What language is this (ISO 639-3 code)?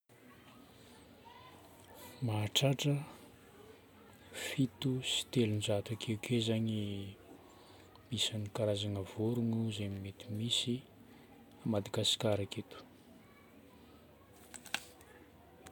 bmm